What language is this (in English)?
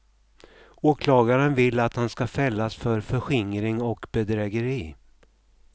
Swedish